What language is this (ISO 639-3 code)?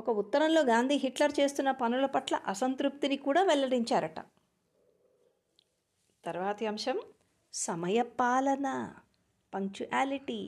tel